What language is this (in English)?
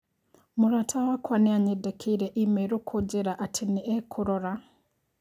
Kikuyu